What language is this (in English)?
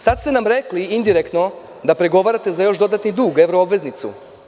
Serbian